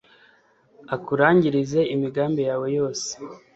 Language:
Kinyarwanda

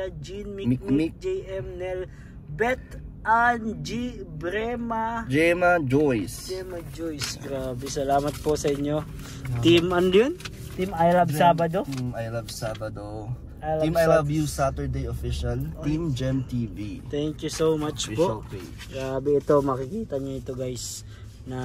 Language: Filipino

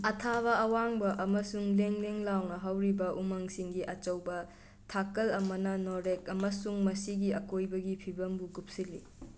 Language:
Manipuri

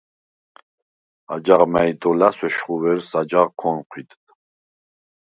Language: Svan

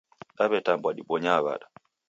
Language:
Taita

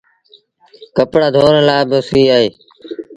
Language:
Sindhi Bhil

